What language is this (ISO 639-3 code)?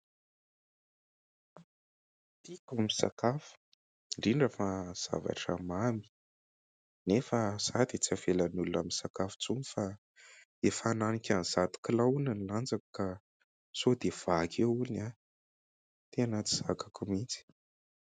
mlg